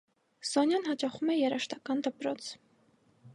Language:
Armenian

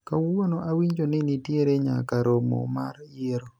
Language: Luo (Kenya and Tanzania)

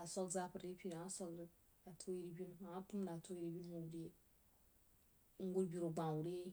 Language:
Jiba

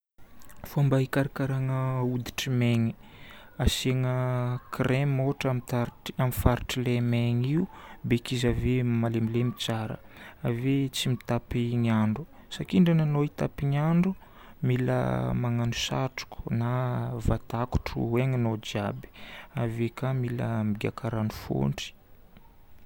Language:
Northern Betsimisaraka Malagasy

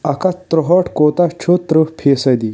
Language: Kashmiri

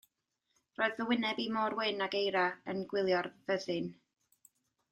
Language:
Welsh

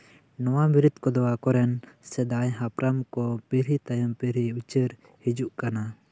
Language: Santali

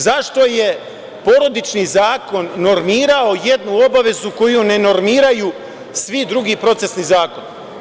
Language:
Serbian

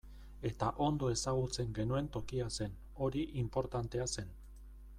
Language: Basque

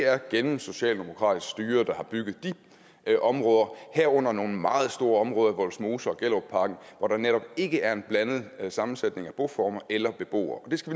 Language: Danish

